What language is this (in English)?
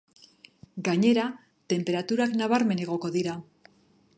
Basque